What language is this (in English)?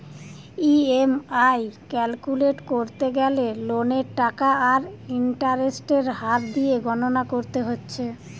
Bangla